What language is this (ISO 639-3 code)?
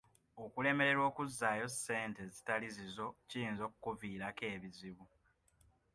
lug